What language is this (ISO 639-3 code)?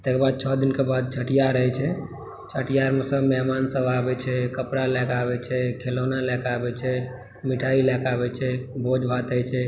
mai